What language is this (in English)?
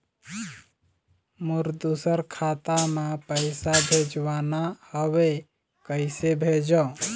Chhattisgarhi